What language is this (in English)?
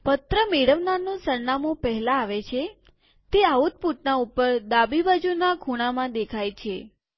Gujarati